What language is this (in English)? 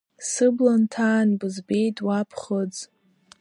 Abkhazian